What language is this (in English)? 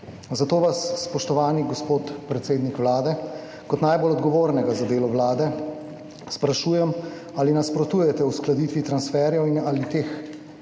Slovenian